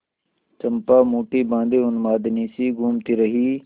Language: Hindi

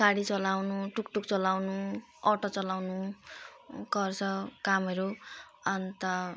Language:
Nepali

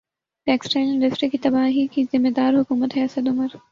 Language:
Urdu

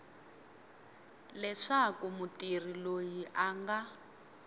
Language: Tsonga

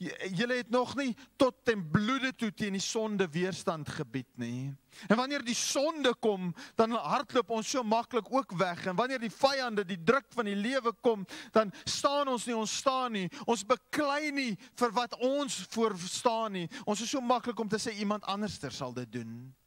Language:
Dutch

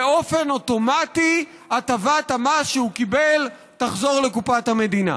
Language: Hebrew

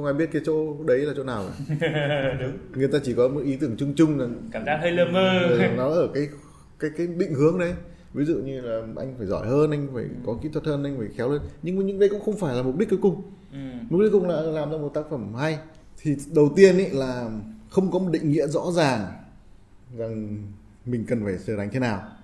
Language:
Vietnamese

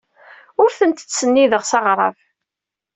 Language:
Kabyle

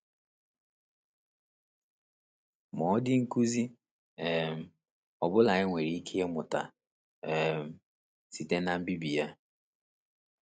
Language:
Igbo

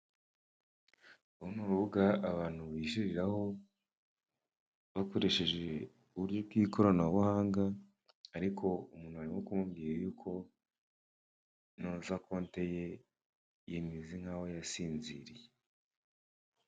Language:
Kinyarwanda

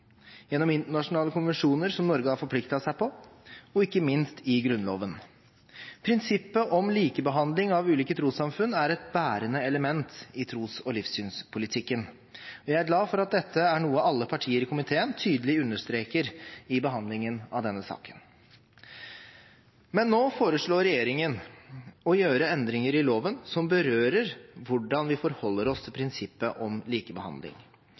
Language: Norwegian Bokmål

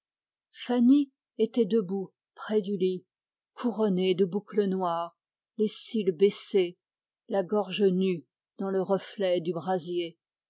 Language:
French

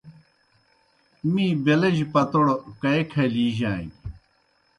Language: Kohistani Shina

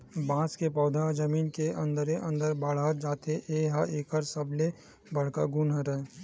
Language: Chhattisgarhi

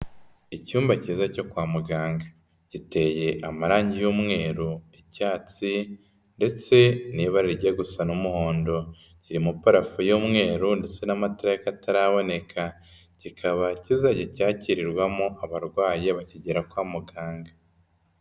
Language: Kinyarwanda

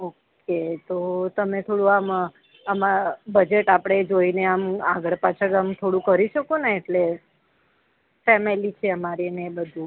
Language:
Gujarati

